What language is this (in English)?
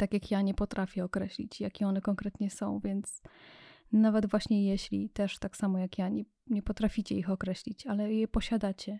Polish